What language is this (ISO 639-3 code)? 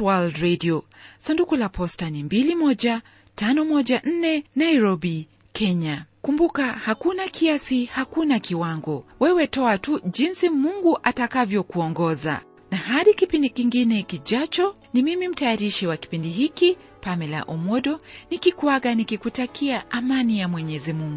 swa